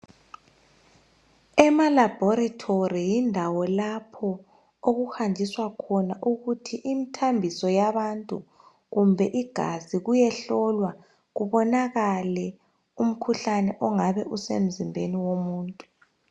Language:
North Ndebele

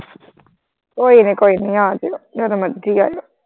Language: Punjabi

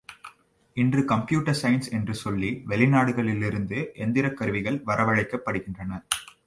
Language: Tamil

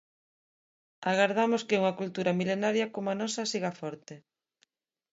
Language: Galician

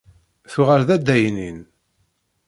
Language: Kabyle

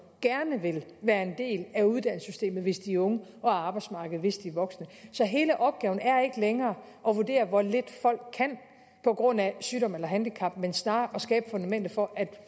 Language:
Danish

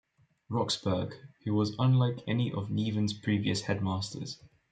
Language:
English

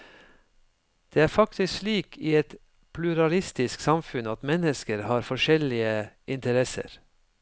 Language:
Norwegian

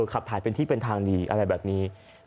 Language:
Thai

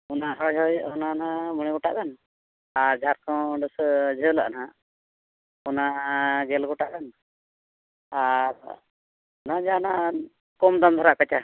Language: Santali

